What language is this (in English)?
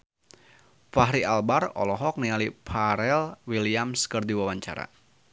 Sundanese